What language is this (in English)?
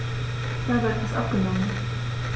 German